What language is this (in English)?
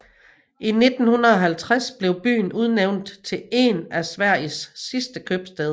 Danish